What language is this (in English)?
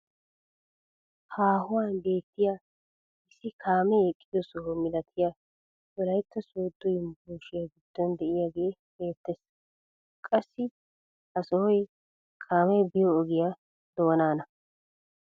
Wolaytta